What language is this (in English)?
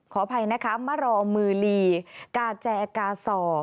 Thai